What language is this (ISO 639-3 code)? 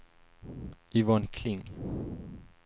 swe